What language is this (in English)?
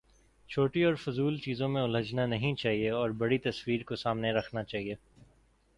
Urdu